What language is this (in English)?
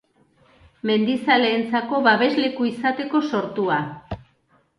Basque